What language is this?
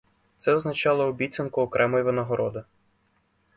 Ukrainian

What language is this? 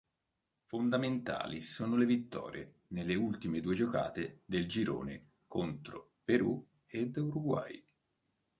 Italian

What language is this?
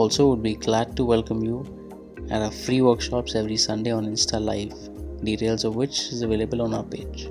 Hindi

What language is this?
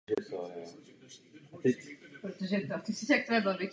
Czech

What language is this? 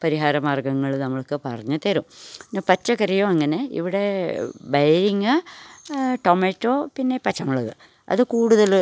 Malayalam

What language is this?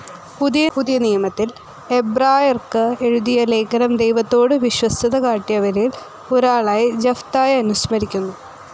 Malayalam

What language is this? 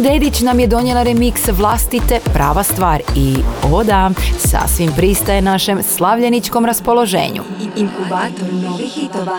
Croatian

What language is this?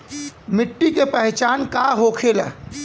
Bhojpuri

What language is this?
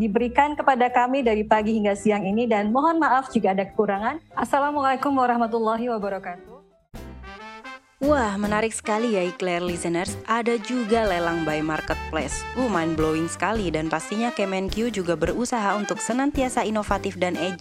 Indonesian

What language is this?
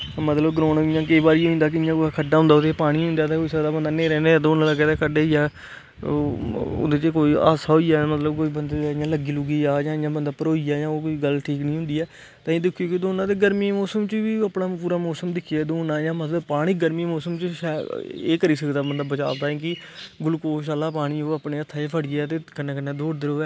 Dogri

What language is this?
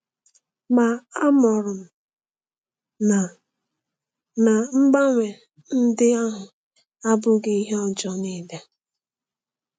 Igbo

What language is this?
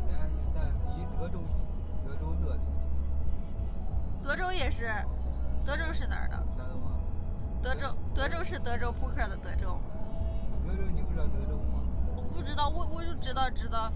Chinese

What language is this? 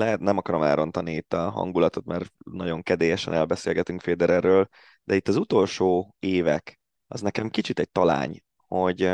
Hungarian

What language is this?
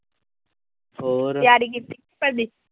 Punjabi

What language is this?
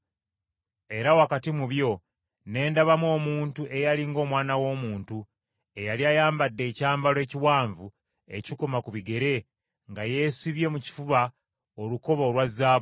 Ganda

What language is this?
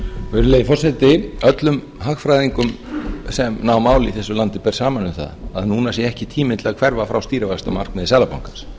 Icelandic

